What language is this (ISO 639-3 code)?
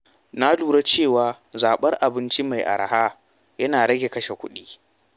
hau